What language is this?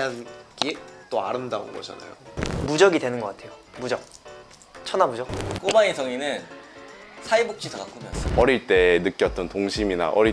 Korean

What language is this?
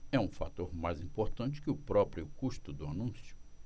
Portuguese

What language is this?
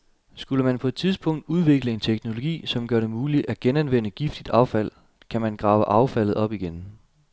Danish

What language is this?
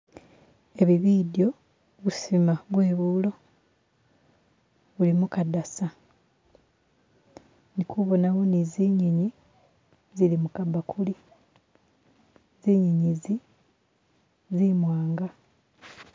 Masaaba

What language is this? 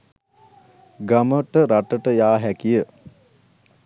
Sinhala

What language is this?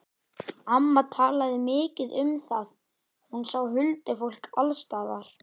Icelandic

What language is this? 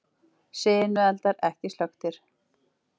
Icelandic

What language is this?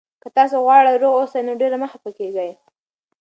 Pashto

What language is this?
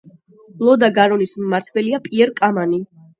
Georgian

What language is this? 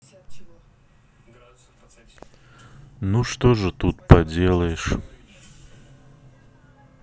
Russian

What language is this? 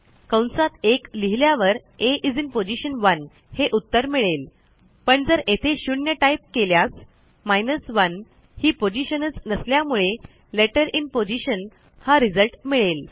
Marathi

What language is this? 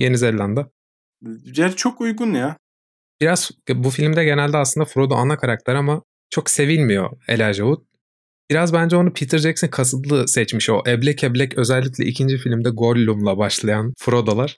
Turkish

